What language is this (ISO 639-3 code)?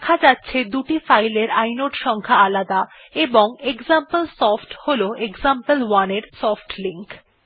ben